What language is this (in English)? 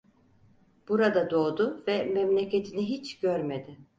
Turkish